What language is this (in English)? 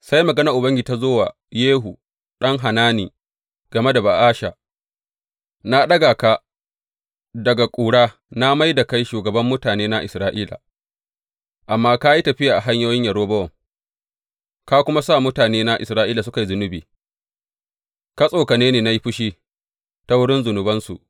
Hausa